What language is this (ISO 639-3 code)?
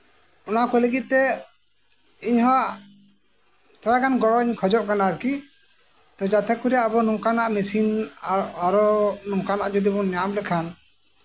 sat